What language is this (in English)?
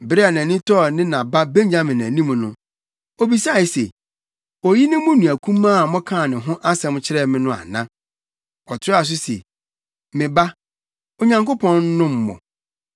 Akan